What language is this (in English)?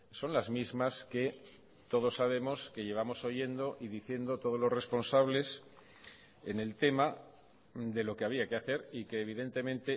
Spanish